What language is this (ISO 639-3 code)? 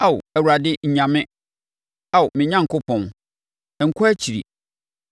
aka